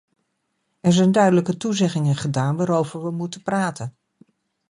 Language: Dutch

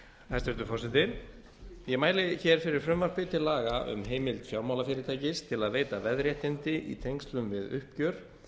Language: Icelandic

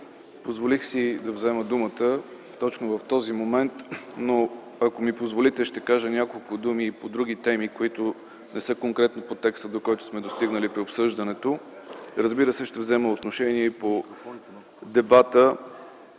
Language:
Bulgarian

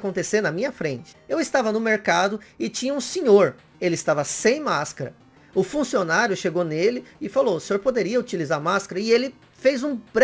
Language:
Portuguese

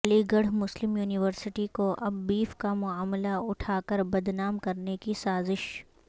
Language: Urdu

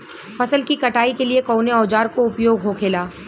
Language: Bhojpuri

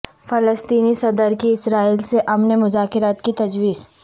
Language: Urdu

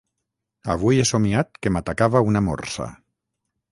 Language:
Catalan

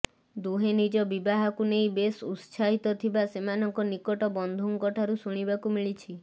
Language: Odia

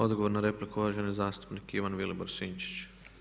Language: Croatian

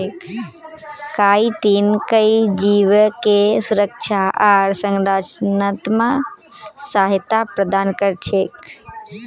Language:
Magahi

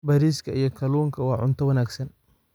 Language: Somali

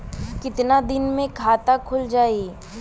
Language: Bhojpuri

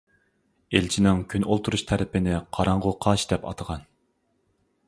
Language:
Uyghur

